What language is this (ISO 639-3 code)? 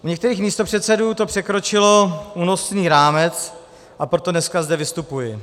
ces